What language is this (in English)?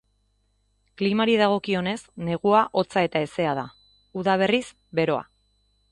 Basque